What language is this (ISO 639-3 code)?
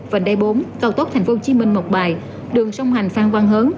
vie